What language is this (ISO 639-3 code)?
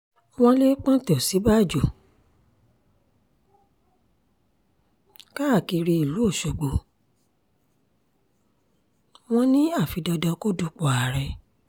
yor